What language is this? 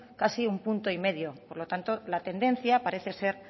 Spanish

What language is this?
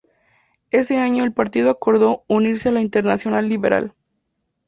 Spanish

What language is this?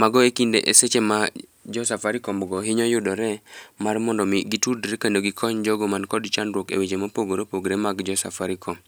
Luo (Kenya and Tanzania)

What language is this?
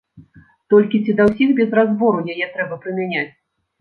Belarusian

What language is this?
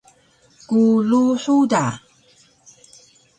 Taroko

